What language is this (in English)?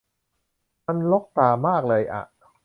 Thai